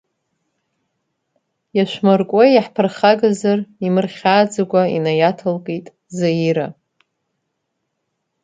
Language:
Abkhazian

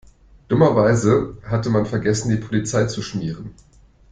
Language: German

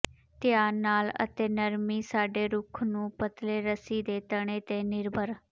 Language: Punjabi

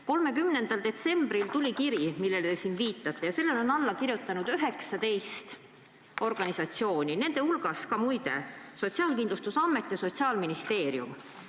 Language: Estonian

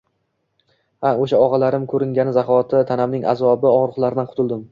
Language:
Uzbek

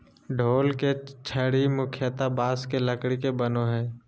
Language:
Magahi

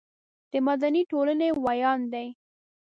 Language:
Pashto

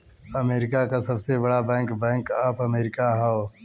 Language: Bhojpuri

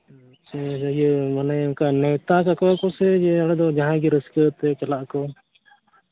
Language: Santali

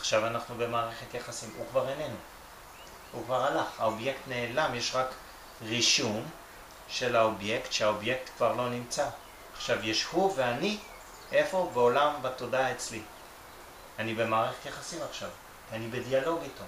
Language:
Hebrew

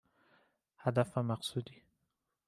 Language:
Persian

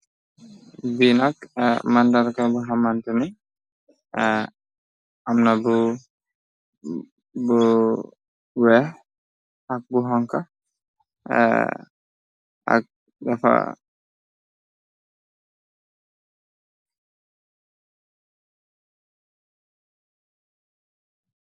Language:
Wolof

